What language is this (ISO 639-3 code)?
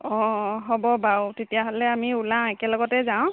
asm